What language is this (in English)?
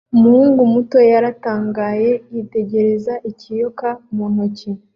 Kinyarwanda